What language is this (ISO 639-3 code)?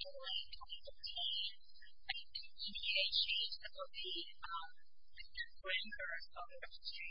eng